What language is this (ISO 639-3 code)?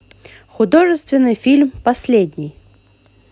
rus